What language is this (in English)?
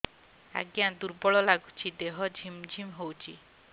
Odia